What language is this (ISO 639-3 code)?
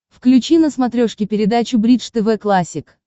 rus